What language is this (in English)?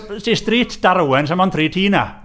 Welsh